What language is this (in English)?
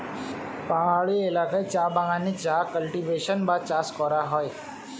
Bangla